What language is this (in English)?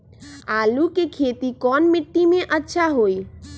Magahi